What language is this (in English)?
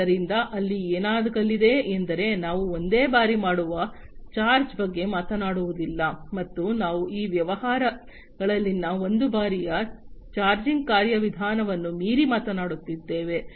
Kannada